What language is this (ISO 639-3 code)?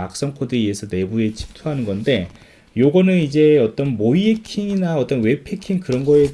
kor